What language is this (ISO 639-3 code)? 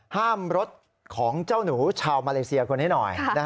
tha